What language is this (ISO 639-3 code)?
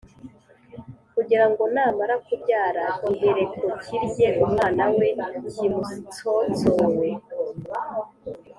kin